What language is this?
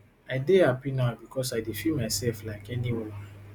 Nigerian Pidgin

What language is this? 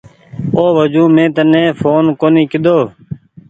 Goaria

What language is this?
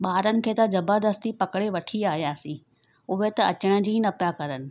Sindhi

